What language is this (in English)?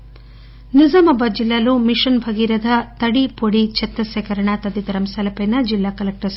Telugu